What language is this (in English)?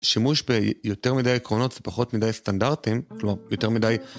Hebrew